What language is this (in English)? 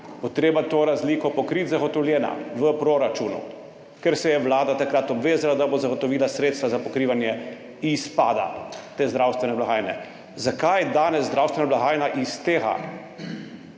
Slovenian